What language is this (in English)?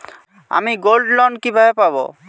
Bangla